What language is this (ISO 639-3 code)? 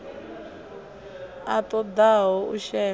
ven